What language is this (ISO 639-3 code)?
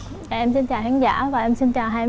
vie